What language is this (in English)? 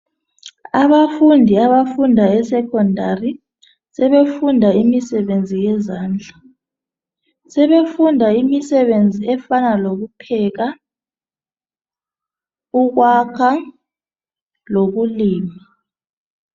North Ndebele